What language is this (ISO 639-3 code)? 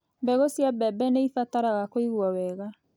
kik